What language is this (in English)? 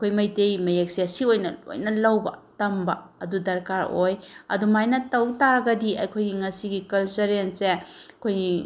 Manipuri